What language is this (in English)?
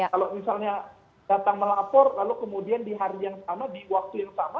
Indonesian